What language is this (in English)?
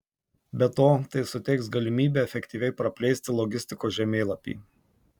Lithuanian